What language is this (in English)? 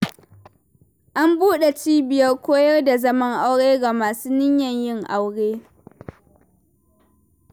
Hausa